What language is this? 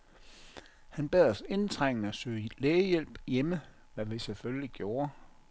Danish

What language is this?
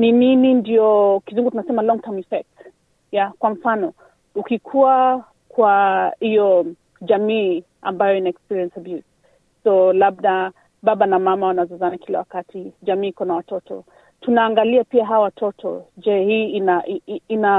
Swahili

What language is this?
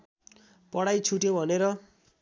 Nepali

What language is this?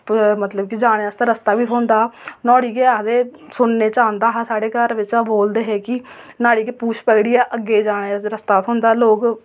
Dogri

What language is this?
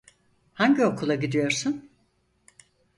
Turkish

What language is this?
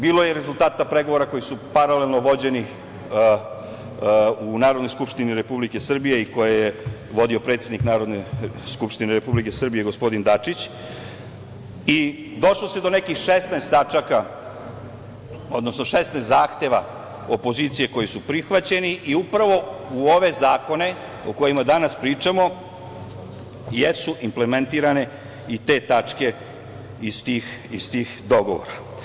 Serbian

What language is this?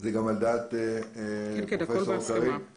Hebrew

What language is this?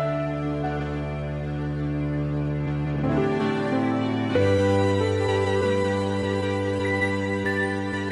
Indonesian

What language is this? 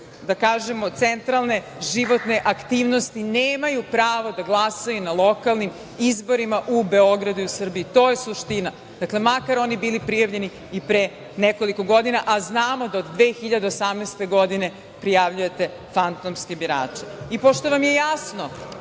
Serbian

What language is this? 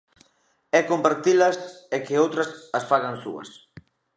Galician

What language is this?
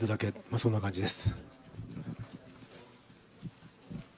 Japanese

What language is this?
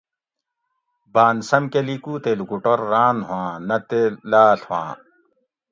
Gawri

